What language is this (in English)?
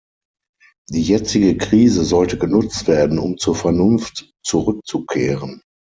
German